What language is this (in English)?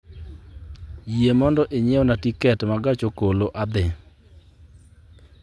Luo (Kenya and Tanzania)